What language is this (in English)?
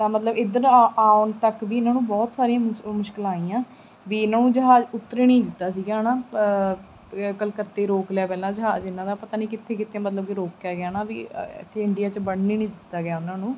Punjabi